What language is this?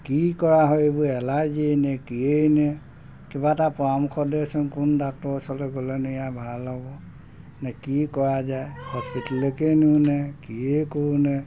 Assamese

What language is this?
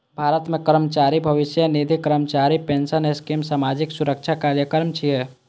Maithili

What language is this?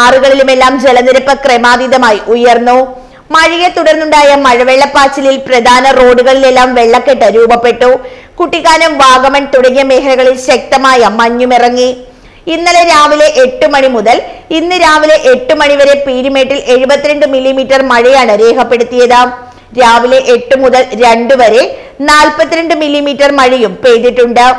Malayalam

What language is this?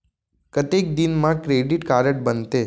Chhattisgarhi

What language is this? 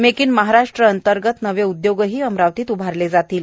Marathi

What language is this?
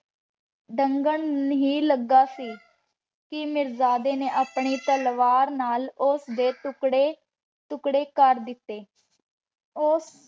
Punjabi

